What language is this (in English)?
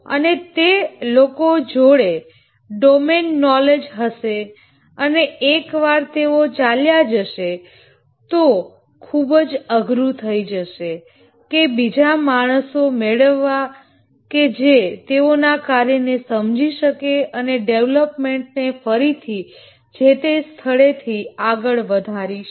Gujarati